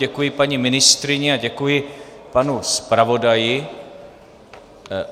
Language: Czech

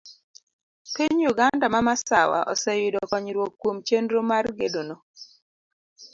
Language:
Luo (Kenya and Tanzania)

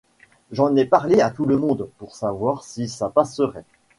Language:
French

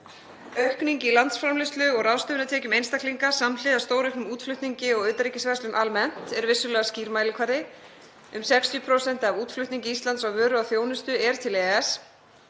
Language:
Icelandic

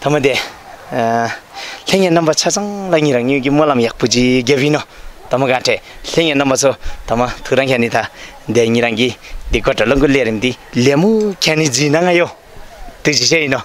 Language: Indonesian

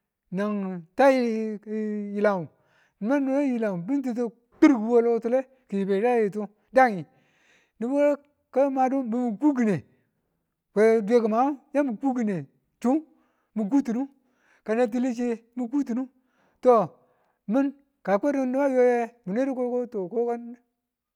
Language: Tula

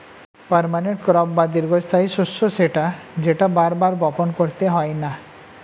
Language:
Bangla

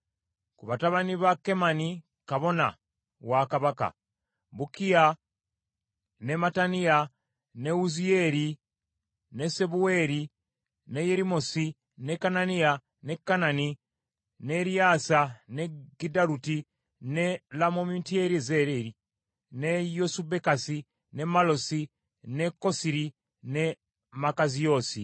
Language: Ganda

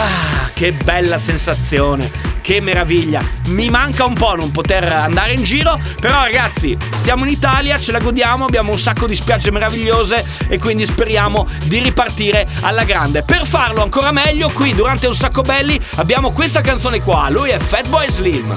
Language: Italian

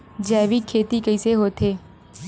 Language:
Chhattisgarhi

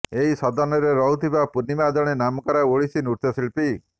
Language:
Odia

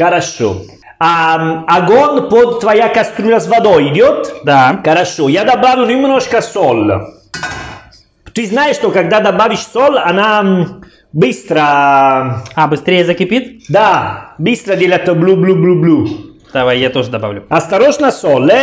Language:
Russian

